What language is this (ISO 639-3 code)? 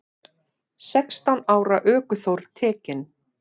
isl